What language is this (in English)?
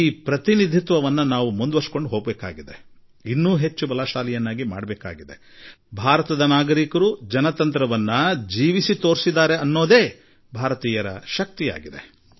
Kannada